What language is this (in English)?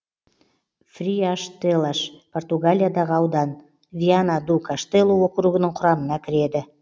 Kazakh